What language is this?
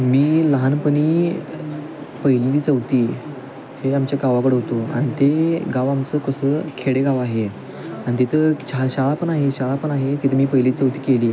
Marathi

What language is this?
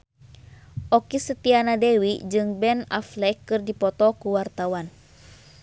Sundanese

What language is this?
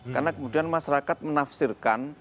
Indonesian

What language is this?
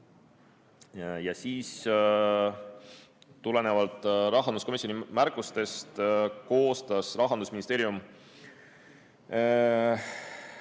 Estonian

